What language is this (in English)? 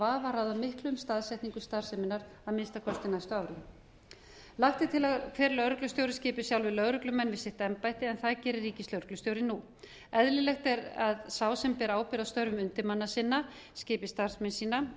Icelandic